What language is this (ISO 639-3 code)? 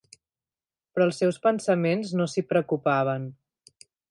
cat